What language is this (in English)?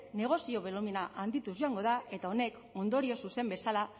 Basque